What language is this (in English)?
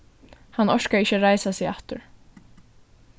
Faroese